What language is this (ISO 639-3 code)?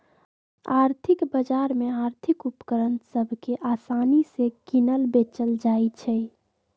mag